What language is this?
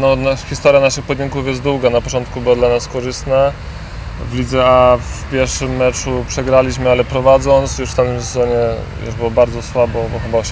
Polish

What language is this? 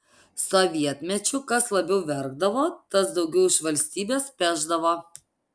Lithuanian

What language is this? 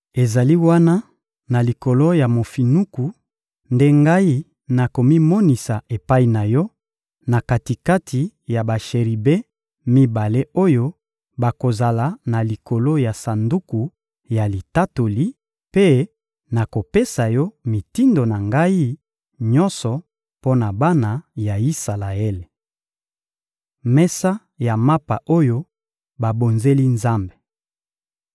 Lingala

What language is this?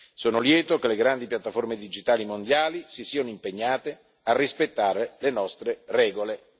Italian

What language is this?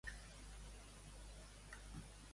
Catalan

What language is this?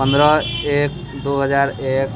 Maithili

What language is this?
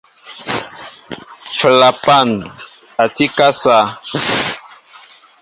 Mbo (Cameroon)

